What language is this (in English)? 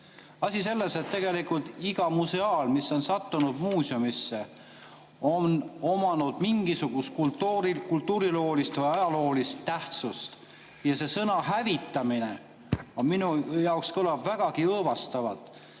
Estonian